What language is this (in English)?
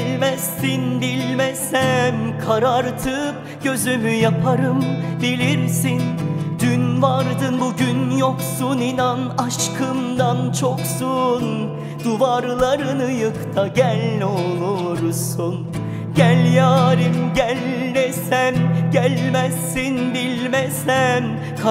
Turkish